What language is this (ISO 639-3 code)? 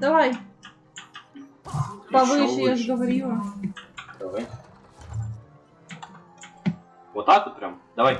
rus